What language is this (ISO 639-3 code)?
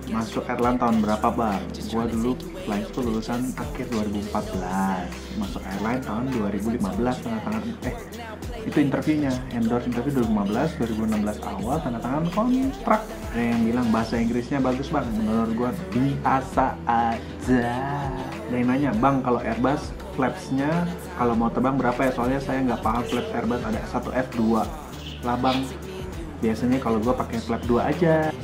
ind